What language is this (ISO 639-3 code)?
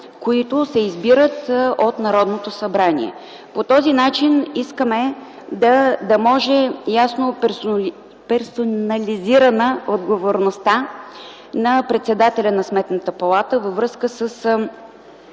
bul